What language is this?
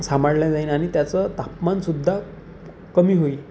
Marathi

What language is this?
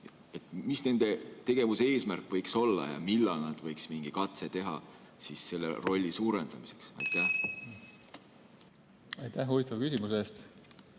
Estonian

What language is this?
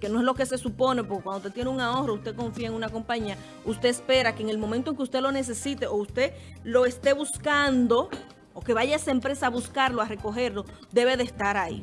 Spanish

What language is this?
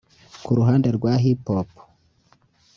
Kinyarwanda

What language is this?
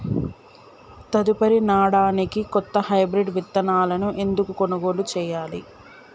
Telugu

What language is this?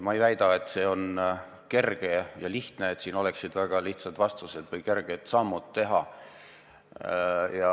Estonian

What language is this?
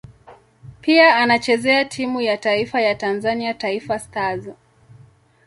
Swahili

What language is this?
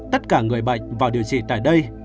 Vietnamese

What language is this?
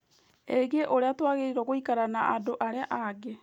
Kikuyu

